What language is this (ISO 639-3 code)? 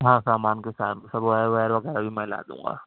urd